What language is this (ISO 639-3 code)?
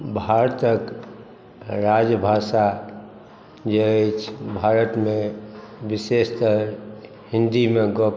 mai